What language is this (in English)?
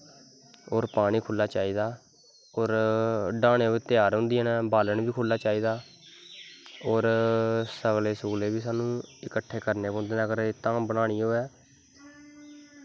Dogri